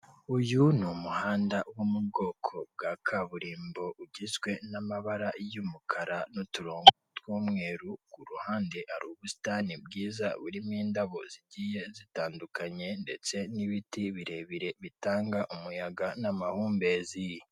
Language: Kinyarwanda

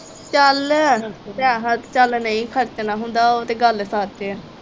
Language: Punjabi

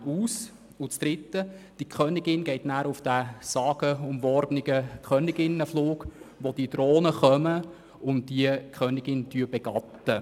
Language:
Swiss German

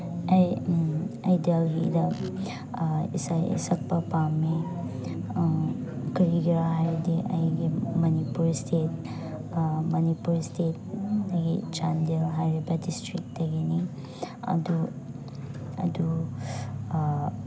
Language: Manipuri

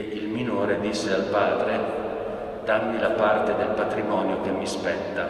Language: Italian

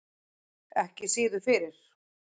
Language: Icelandic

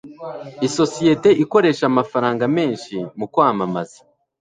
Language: Kinyarwanda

